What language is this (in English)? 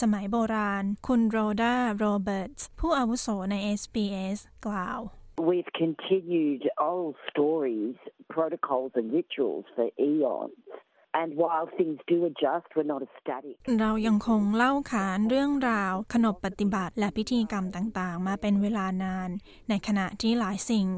Thai